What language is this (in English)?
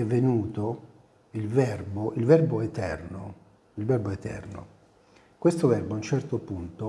Italian